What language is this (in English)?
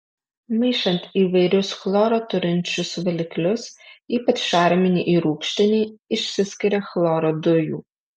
Lithuanian